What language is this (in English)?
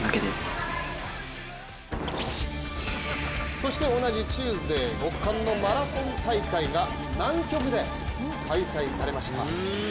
Japanese